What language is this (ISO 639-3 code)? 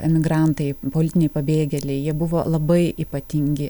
lit